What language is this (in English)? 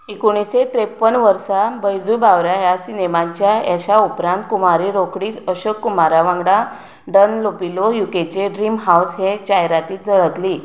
Konkani